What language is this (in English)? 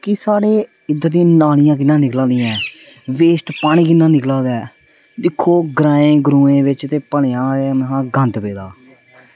Dogri